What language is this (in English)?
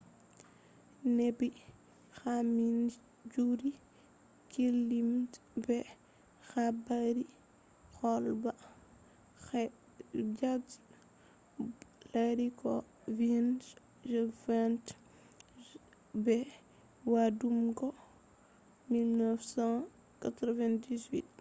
Fula